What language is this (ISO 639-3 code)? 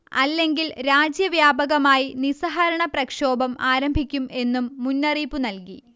mal